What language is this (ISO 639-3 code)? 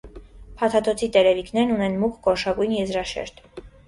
hye